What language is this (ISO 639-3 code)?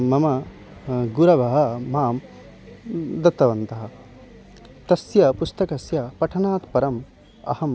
san